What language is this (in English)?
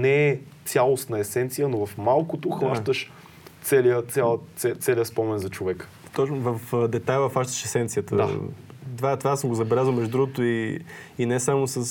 Bulgarian